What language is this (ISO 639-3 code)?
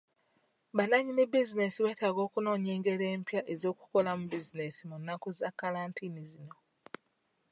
lug